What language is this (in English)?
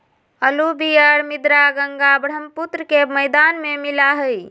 Magahi